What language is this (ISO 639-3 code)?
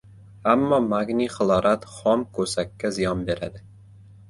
uzb